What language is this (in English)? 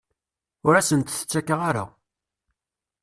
Kabyle